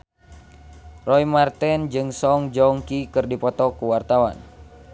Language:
Sundanese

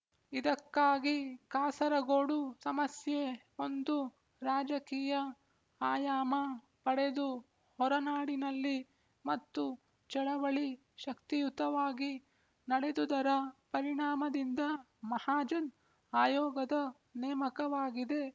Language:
Kannada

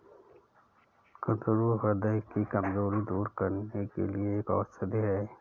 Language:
Hindi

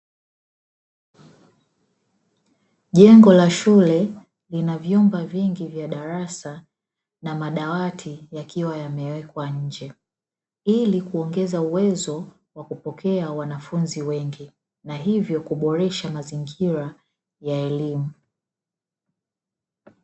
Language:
Swahili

